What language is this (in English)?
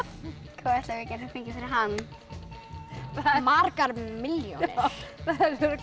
Icelandic